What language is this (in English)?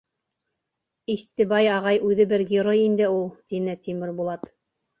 Bashkir